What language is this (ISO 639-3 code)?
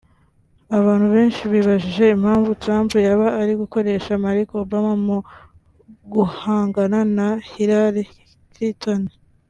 kin